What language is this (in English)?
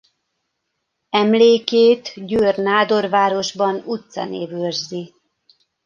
Hungarian